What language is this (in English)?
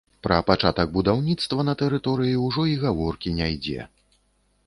Belarusian